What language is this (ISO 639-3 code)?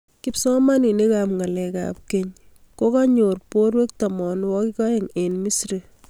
kln